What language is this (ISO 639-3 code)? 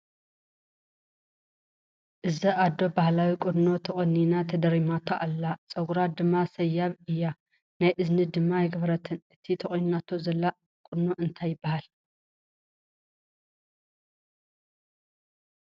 tir